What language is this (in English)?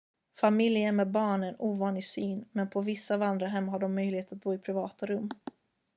Swedish